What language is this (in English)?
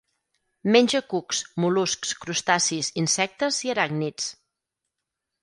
Catalan